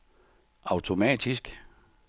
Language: Danish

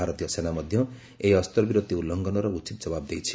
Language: Odia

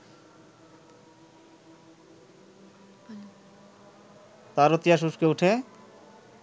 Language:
Bangla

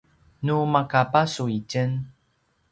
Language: Paiwan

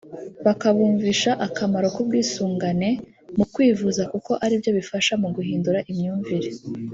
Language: Kinyarwanda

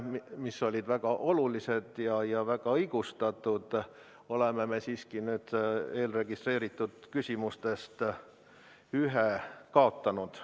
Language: Estonian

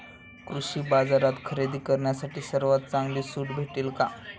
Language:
Marathi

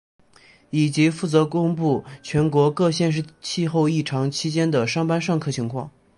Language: Chinese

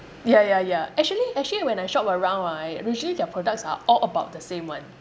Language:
English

